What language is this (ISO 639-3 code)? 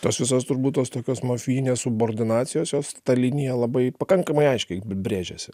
lit